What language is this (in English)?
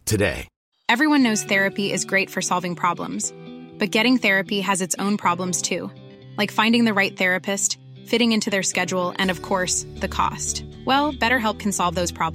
Arabic